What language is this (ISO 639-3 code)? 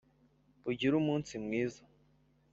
kin